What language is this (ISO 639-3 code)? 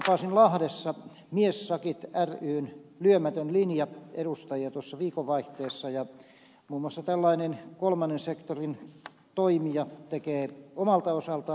fin